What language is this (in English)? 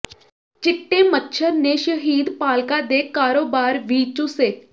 Punjabi